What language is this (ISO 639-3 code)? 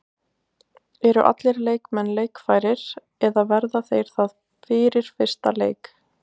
isl